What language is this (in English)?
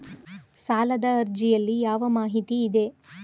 Kannada